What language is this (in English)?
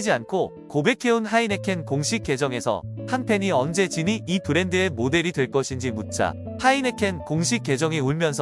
Korean